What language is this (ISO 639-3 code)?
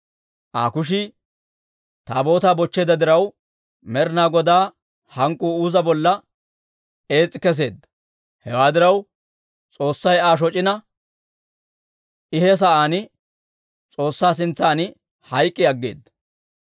dwr